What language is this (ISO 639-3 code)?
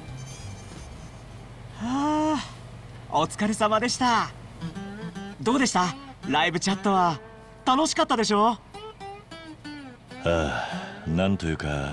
jpn